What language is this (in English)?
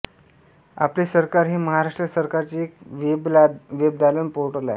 Marathi